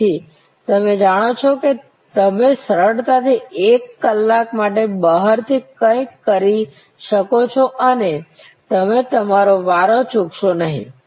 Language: Gujarati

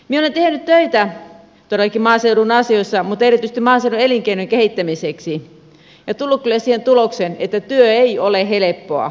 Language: Finnish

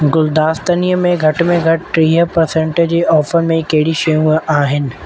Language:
Sindhi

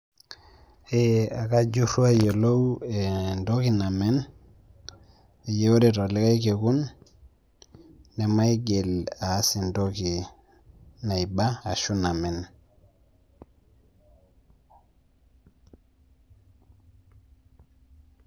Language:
Masai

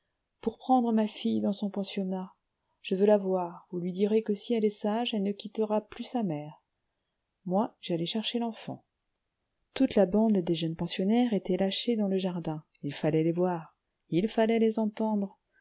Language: French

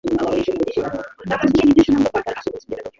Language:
Bangla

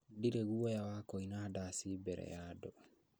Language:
Kikuyu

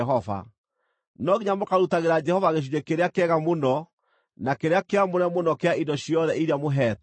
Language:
Kikuyu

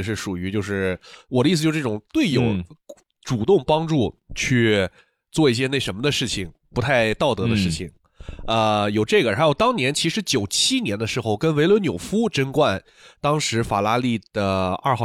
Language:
Chinese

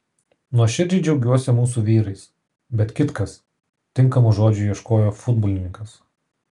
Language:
Lithuanian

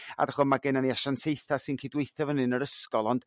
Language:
Welsh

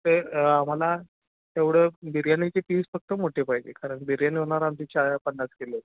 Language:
Marathi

